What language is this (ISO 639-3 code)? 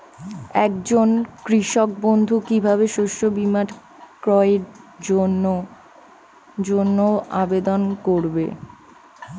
ben